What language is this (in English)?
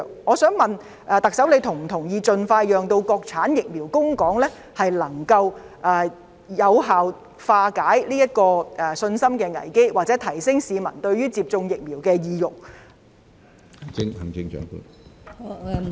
Cantonese